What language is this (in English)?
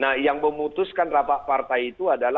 Indonesian